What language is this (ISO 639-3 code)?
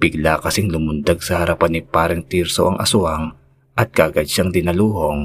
fil